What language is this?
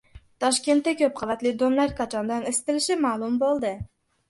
Uzbek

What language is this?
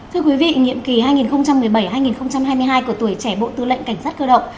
Vietnamese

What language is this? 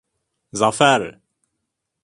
Turkish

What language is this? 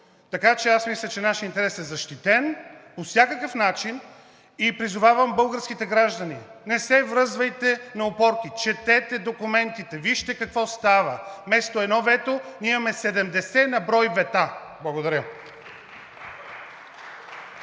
Bulgarian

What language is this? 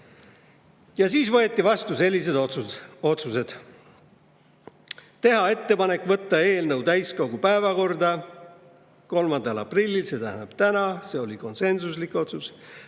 Estonian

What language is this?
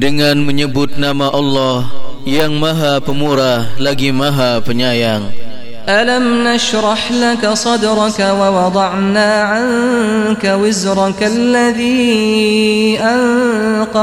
Indonesian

